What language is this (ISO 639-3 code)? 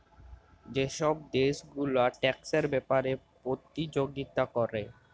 ben